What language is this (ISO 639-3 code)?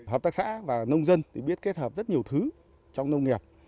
vie